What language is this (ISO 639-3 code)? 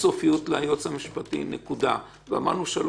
heb